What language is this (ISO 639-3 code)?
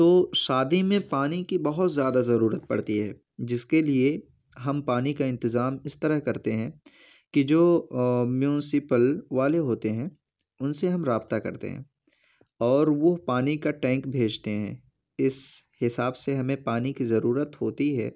urd